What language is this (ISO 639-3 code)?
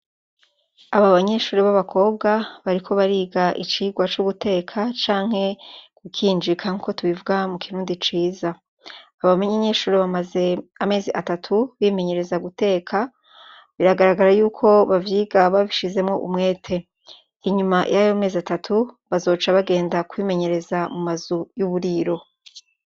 run